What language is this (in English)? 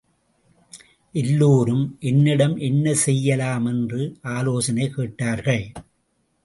Tamil